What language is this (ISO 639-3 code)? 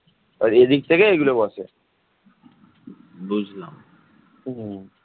ben